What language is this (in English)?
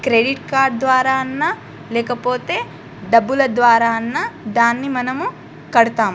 Telugu